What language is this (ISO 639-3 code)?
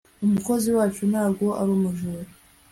kin